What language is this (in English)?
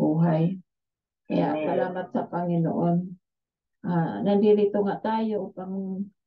Filipino